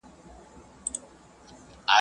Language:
Pashto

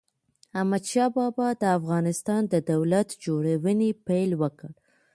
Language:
Pashto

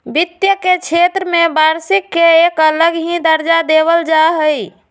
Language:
Magahi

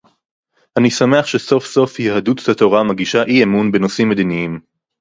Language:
Hebrew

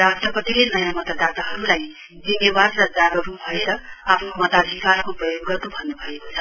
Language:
Nepali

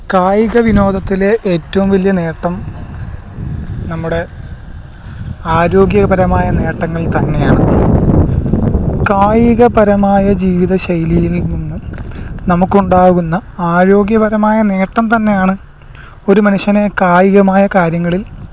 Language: Malayalam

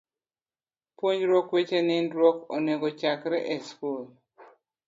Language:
Luo (Kenya and Tanzania)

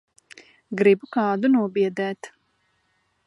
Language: Latvian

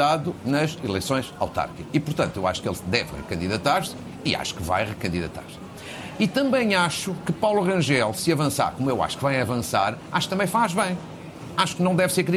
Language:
Portuguese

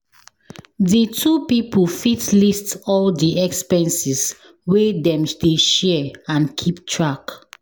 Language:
Nigerian Pidgin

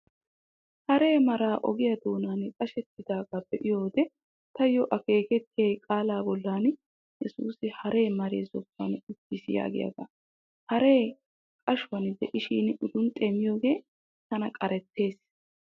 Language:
Wolaytta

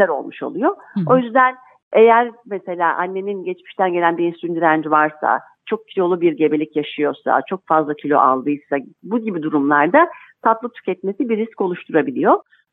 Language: Turkish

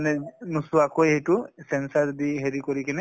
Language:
Assamese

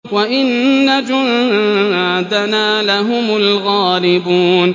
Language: Arabic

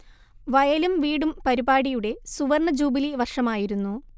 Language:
Malayalam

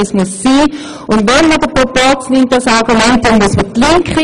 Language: Swiss German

